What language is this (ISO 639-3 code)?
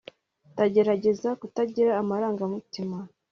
kin